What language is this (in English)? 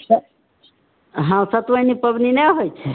Maithili